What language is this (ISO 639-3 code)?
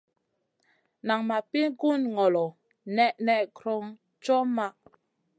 mcn